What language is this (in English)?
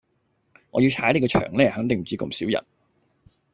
Cantonese